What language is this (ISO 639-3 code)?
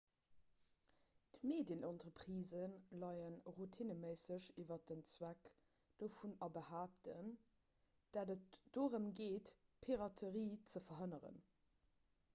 ltz